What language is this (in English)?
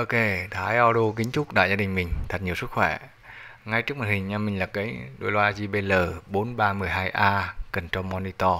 Vietnamese